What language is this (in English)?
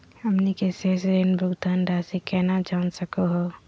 Magahi